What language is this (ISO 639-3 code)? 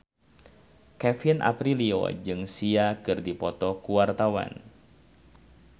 sun